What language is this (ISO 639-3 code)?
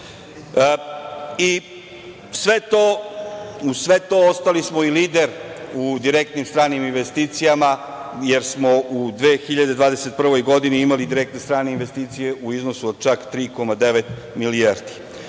srp